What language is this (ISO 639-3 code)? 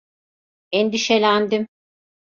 tur